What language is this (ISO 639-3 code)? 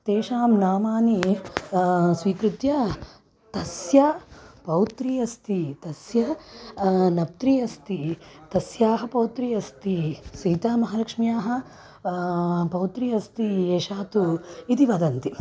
san